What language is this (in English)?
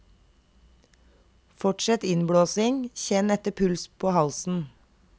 Norwegian